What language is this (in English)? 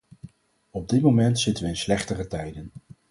Dutch